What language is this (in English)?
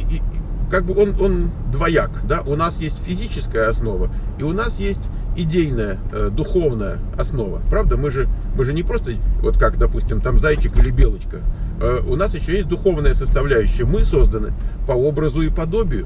Russian